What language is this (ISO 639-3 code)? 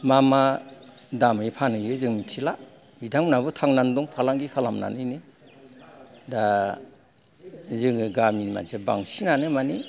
brx